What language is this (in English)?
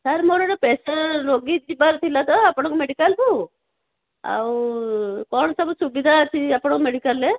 Odia